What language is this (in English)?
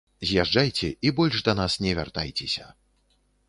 Belarusian